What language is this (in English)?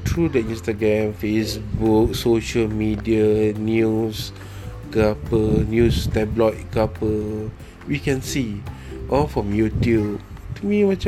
Malay